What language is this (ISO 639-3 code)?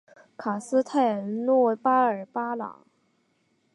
zho